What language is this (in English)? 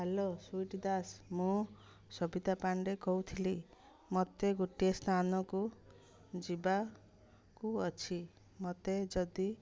Odia